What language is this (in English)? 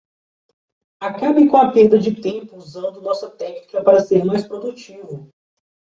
Portuguese